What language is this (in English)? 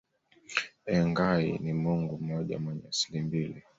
Swahili